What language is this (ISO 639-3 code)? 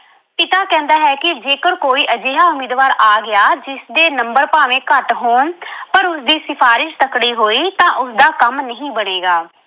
pan